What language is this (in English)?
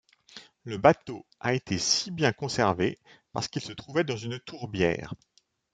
French